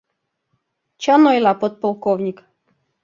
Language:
Mari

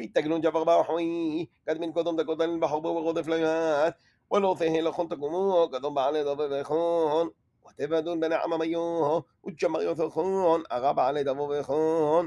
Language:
Hebrew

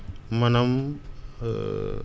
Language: Wolof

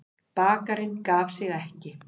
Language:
Icelandic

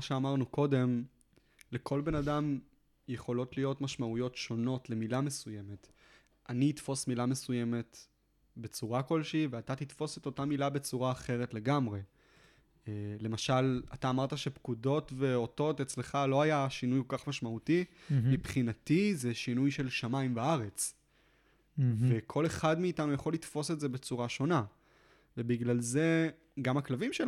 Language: Hebrew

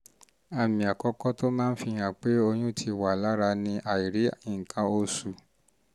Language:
Yoruba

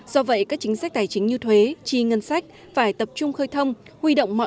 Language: Vietnamese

